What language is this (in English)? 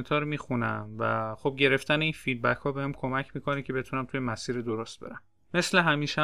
Persian